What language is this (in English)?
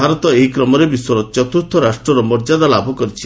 Odia